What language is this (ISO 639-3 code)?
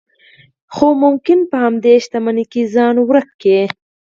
pus